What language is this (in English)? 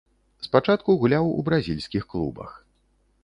Belarusian